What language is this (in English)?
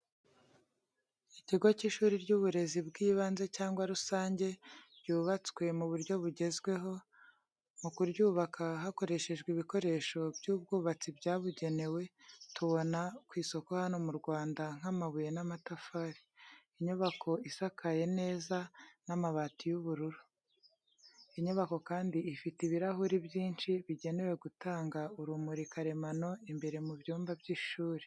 Kinyarwanda